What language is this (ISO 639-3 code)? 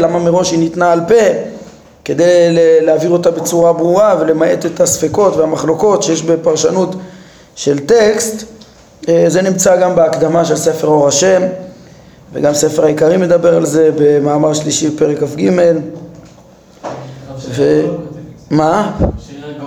heb